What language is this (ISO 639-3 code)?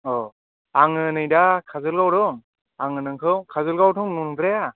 brx